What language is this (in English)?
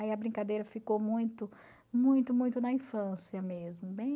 Portuguese